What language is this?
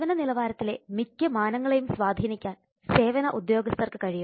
Malayalam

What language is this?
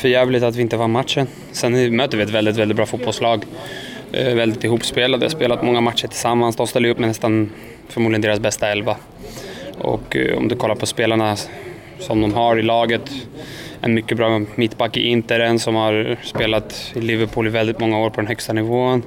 Swedish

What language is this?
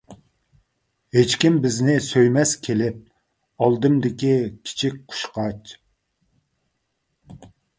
Uyghur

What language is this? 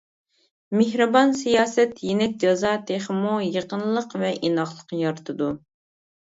Uyghur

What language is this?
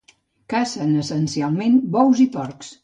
Catalan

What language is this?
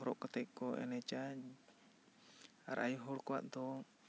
Santali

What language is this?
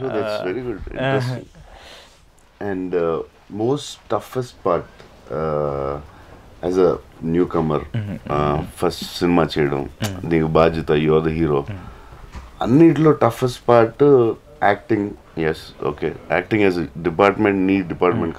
Telugu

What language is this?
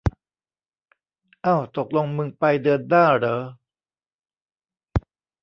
Thai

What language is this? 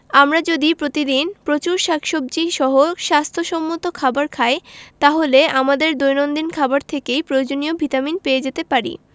Bangla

